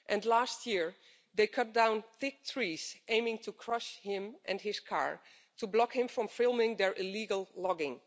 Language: English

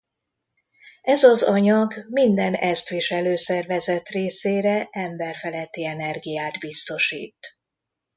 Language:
Hungarian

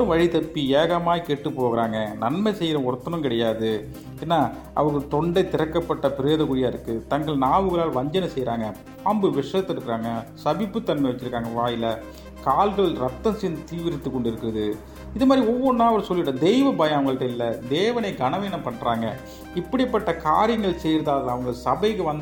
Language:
Tamil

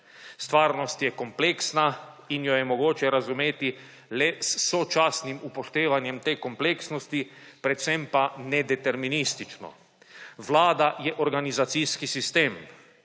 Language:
Slovenian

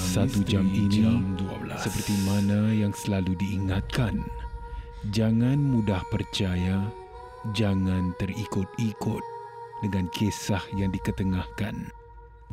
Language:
Malay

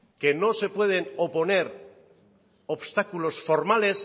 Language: Spanish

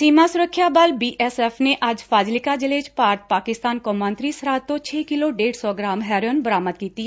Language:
Punjabi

